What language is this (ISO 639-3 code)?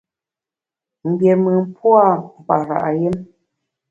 bax